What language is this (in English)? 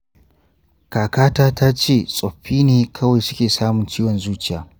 Hausa